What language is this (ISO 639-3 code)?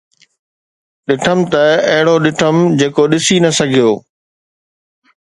snd